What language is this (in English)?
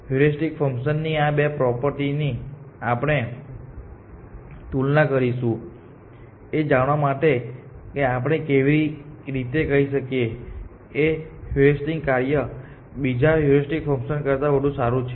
Gujarati